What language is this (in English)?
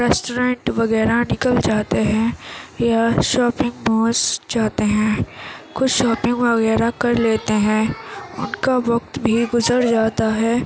Urdu